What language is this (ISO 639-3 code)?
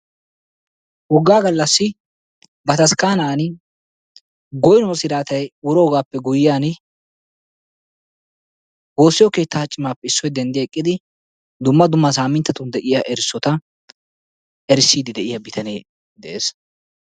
wal